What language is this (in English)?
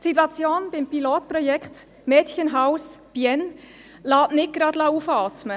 Swiss German